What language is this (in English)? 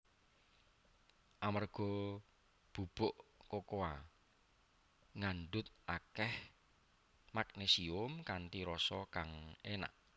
Javanese